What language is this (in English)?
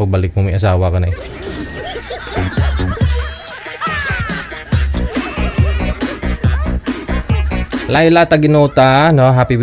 Filipino